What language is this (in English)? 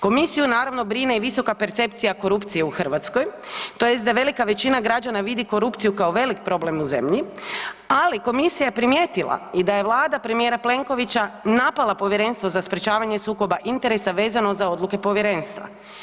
Croatian